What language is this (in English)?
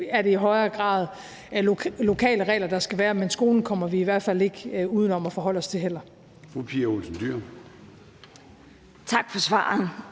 Danish